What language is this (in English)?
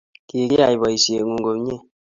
Kalenjin